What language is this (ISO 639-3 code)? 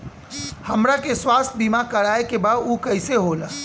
bho